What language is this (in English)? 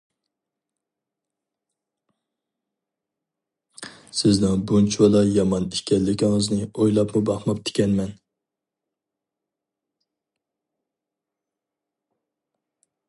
Uyghur